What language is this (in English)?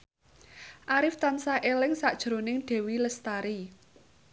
Javanese